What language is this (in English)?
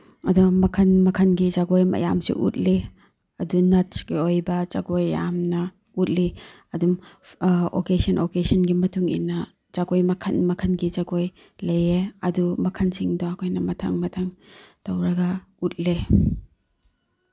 Manipuri